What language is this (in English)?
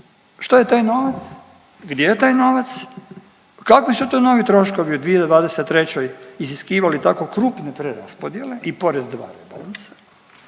Croatian